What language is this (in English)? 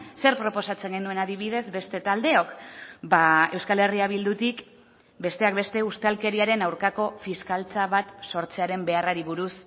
Basque